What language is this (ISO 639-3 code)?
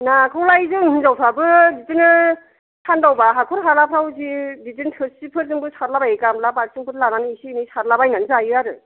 brx